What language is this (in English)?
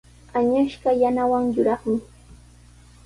Sihuas Ancash Quechua